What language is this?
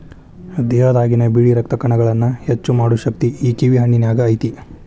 Kannada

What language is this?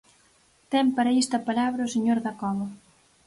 Galician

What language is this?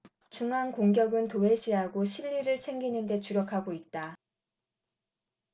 Korean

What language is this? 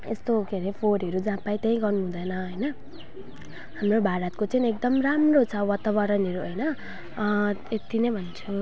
Nepali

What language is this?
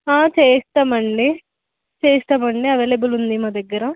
Telugu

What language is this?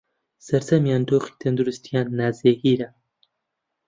Central Kurdish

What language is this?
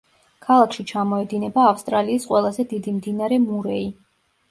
Georgian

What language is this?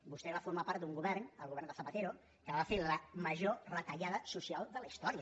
Catalan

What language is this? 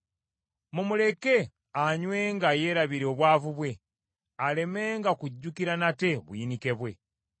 Ganda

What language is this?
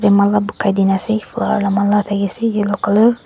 Naga Pidgin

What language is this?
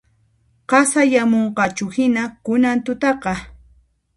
Puno Quechua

